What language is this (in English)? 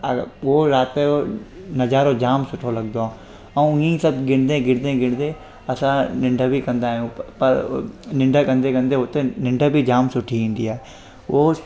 Sindhi